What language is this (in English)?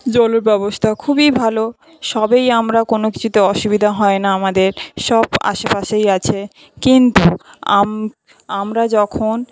Bangla